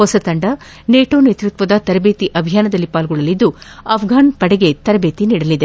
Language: Kannada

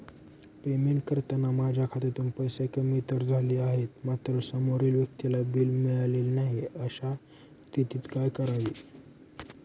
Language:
Marathi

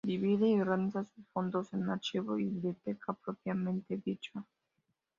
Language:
Spanish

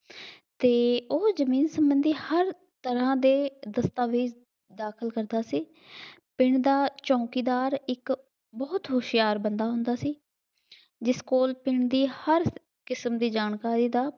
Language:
Punjabi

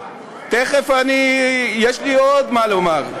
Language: Hebrew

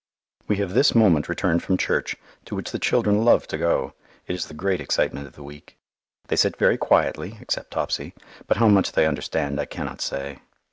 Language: English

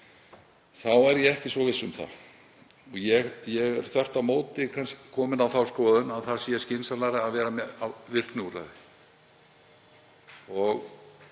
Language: Icelandic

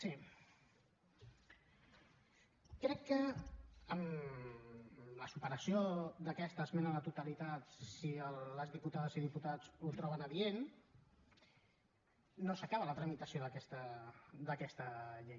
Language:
Catalan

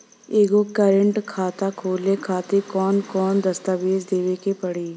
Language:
Bhojpuri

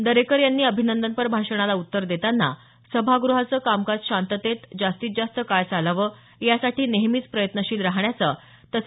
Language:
Marathi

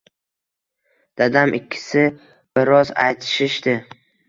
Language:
Uzbek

